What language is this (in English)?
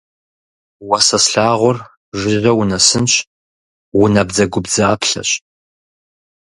Kabardian